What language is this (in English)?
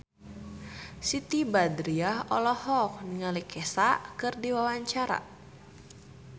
Sundanese